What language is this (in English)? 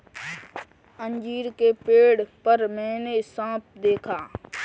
Hindi